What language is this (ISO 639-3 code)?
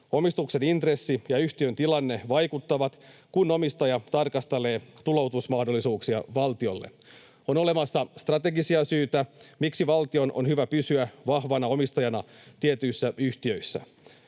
fin